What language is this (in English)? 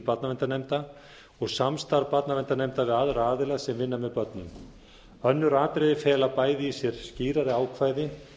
Icelandic